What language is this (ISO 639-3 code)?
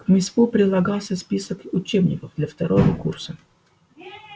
rus